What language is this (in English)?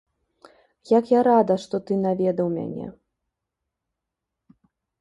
Belarusian